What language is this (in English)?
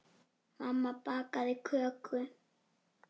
Icelandic